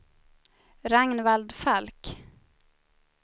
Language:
Swedish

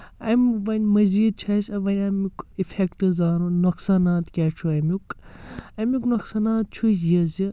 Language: Kashmiri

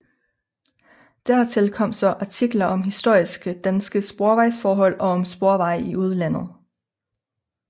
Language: Danish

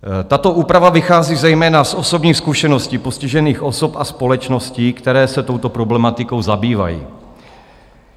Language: Czech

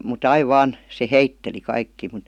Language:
Finnish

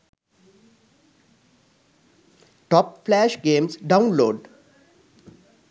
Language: Sinhala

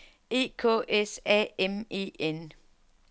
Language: Danish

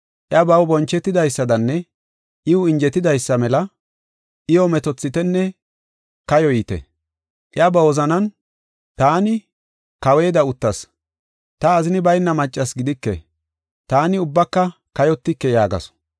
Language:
Gofa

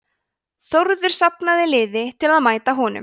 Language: Icelandic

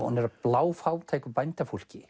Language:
Icelandic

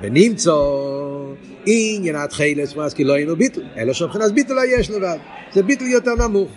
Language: Hebrew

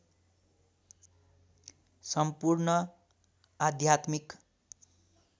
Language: Nepali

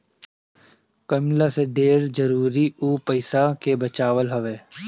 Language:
Bhojpuri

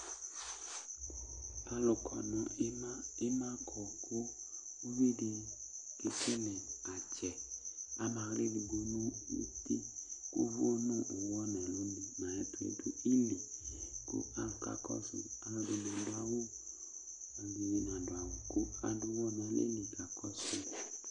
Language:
Ikposo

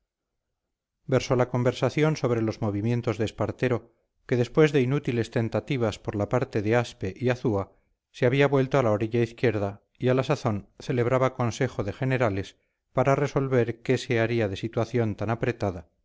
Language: Spanish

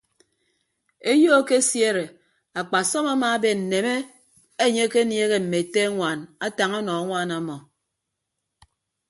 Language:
Ibibio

